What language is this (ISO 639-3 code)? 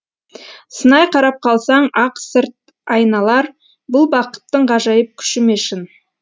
kaz